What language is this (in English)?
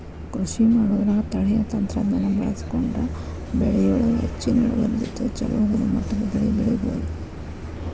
Kannada